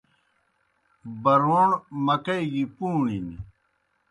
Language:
Kohistani Shina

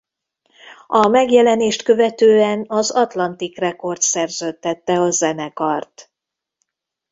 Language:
Hungarian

